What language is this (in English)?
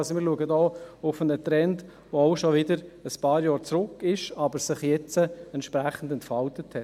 Swiss German